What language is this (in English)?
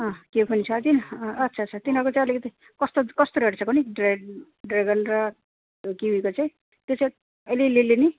Nepali